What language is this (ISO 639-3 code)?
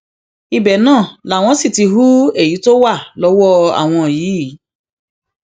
yor